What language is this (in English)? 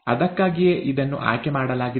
Kannada